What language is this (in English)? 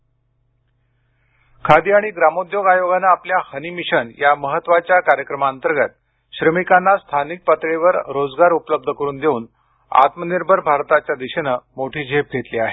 Marathi